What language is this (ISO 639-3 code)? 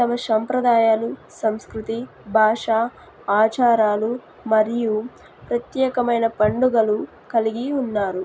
tel